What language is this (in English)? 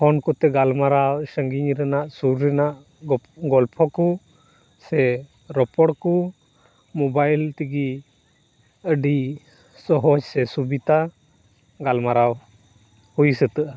Santali